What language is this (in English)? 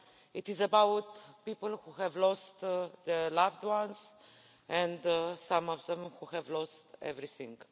English